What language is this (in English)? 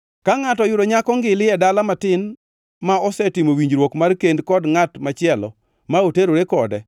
Luo (Kenya and Tanzania)